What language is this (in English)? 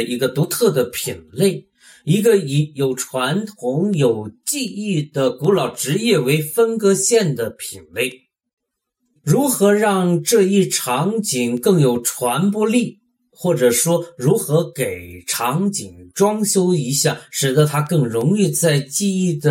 Chinese